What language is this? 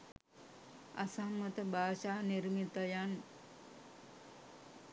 Sinhala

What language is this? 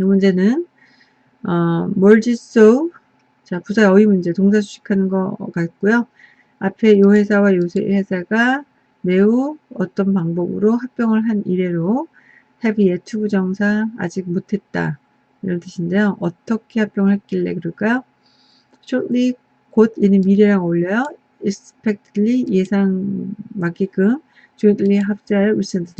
Korean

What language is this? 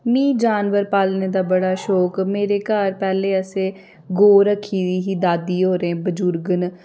Dogri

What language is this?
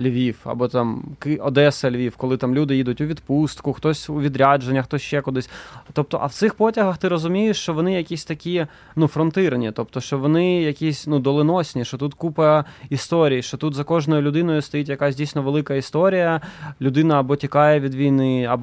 Ukrainian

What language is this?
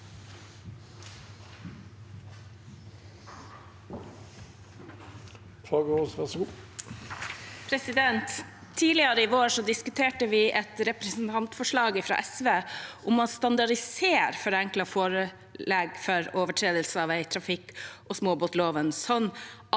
Norwegian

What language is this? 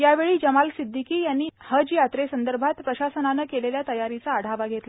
Marathi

